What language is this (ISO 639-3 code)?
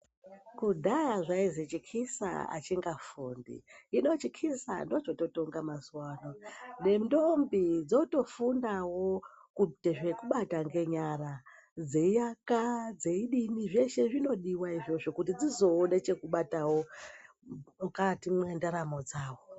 ndc